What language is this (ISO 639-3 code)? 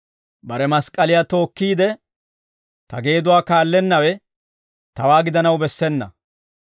dwr